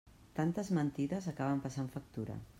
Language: Catalan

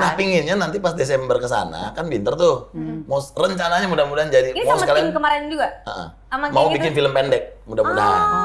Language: Indonesian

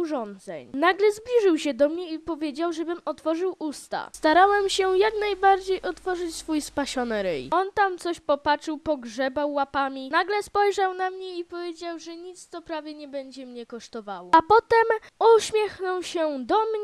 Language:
Polish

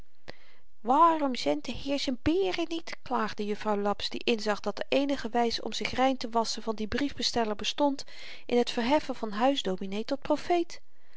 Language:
Dutch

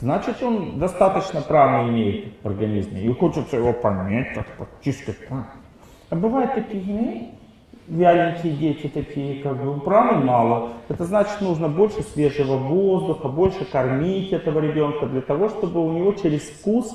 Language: Russian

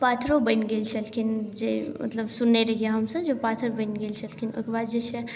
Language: Maithili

